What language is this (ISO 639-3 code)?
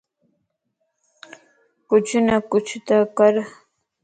lss